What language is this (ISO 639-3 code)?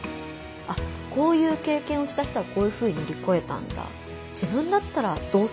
jpn